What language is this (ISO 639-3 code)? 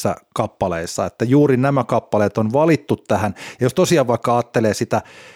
fin